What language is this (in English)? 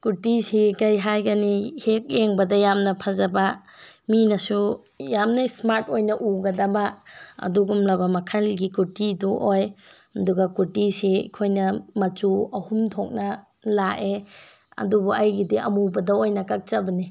Manipuri